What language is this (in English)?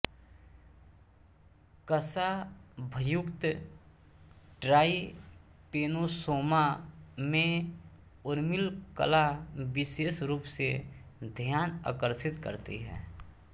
Hindi